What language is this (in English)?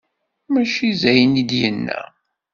Kabyle